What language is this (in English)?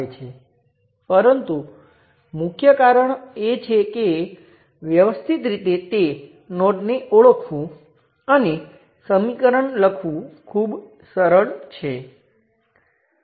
Gujarati